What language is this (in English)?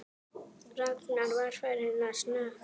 Icelandic